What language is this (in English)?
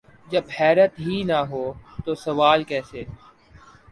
Urdu